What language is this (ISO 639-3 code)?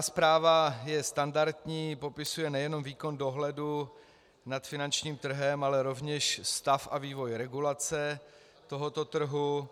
ces